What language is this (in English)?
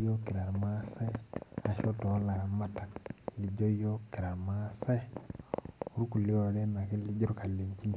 Masai